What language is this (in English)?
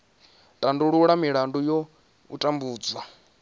Venda